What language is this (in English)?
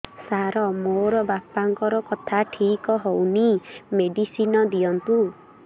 Odia